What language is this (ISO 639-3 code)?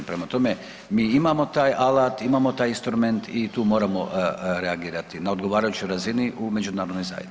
hrv